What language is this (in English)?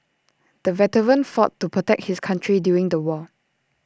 English